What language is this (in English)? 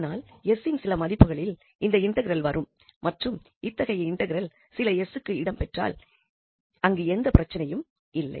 Tamil